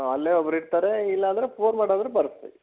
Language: Kannada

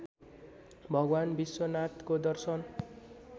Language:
Nepali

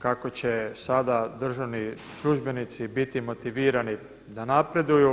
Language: Croatian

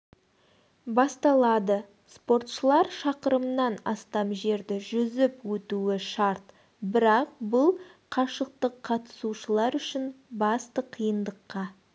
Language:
Kazakh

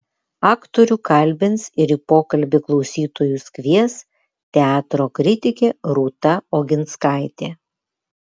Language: Lithuanian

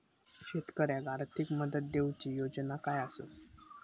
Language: Marathi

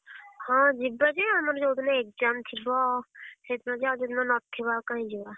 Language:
Odia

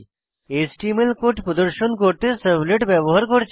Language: Bangla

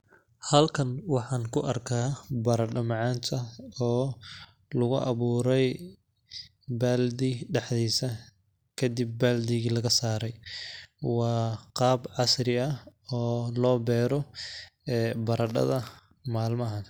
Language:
Somali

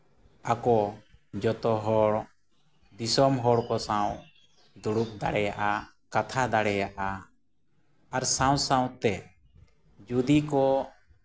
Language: Santali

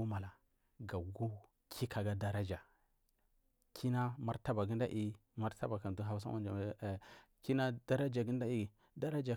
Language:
Marghi South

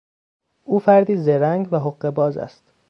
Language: Persian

